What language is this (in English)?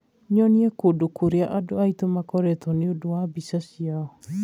Kikuyu